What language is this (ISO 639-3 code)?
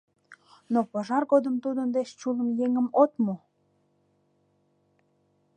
chm